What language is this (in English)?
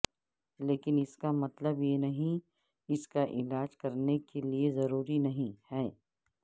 Urdu